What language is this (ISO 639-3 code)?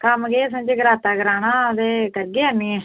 doi